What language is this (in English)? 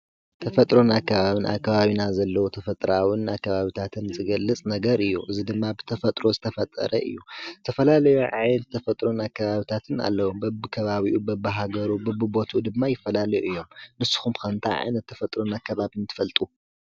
Tigrinya